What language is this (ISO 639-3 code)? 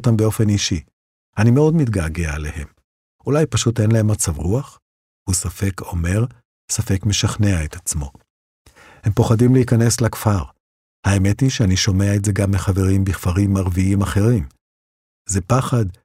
heb